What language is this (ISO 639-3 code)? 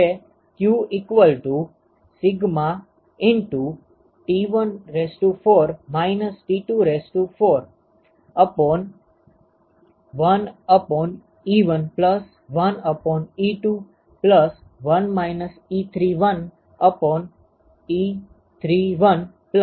guj